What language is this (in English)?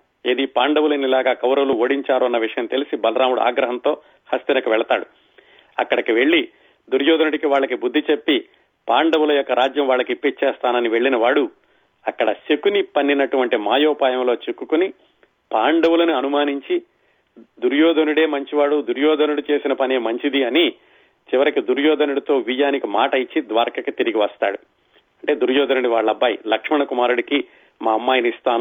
Telugu